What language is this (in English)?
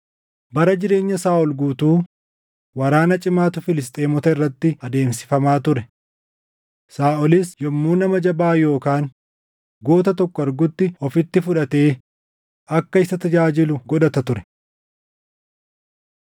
Oromo